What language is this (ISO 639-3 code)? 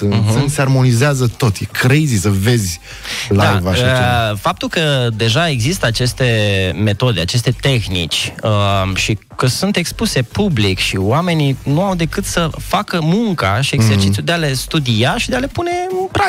ron